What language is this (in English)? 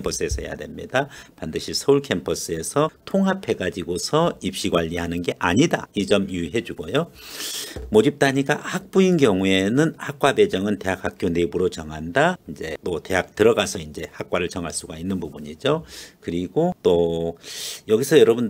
Korean